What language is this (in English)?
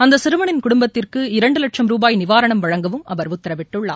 Tamil